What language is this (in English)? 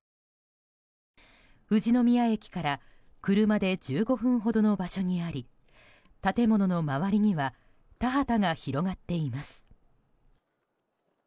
Japanese